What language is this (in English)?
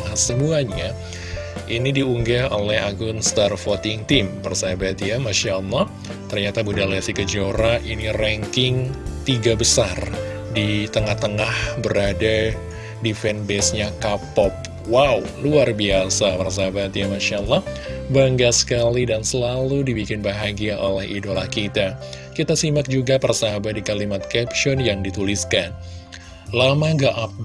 Indonesian